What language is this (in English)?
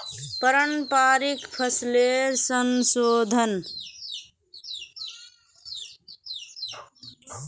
Magahi